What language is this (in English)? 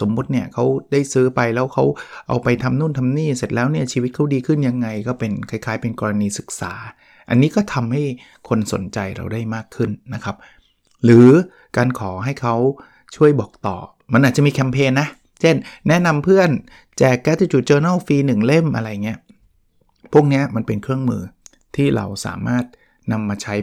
Thai